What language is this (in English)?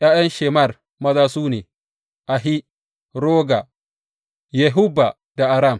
Hausa